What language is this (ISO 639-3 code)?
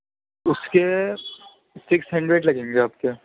urd